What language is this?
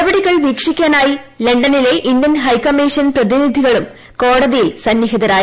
Malayalam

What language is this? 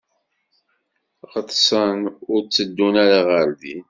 Kabyle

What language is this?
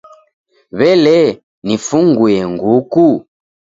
Taita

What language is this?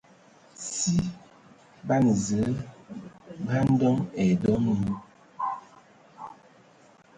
Ewondo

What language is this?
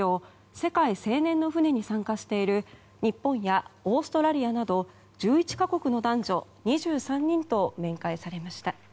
Japanese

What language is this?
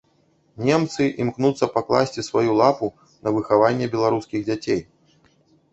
Belarusian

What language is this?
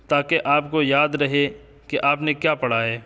Urdu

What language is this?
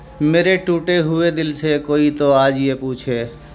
Urdu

